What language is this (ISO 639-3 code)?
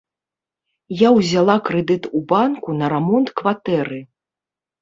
bel